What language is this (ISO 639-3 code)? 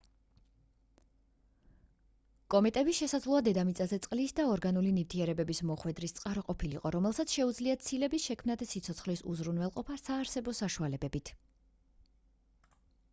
kat